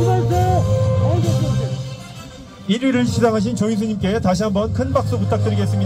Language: Korean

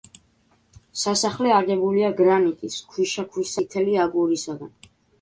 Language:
Georgian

